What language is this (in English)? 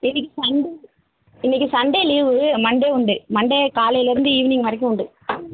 Tamil